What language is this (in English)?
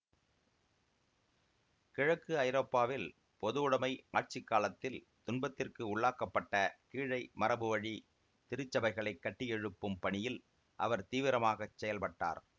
Tamil